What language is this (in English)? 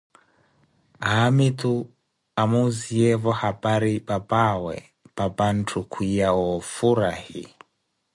Koti